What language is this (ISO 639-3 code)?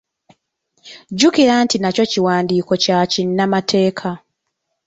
lug